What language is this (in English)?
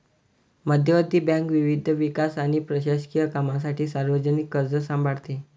Marathi